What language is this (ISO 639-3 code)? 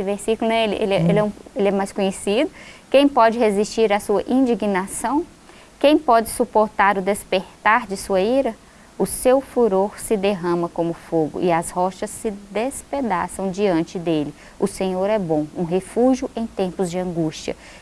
por